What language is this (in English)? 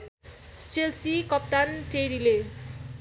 Nepali